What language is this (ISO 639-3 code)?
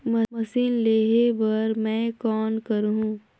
hne